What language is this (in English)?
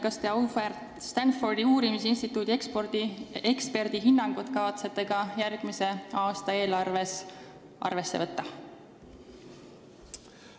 Estonian